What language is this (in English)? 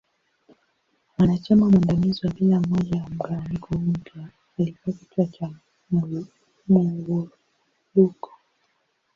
Swahili